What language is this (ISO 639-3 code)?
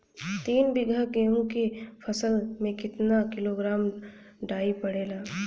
bho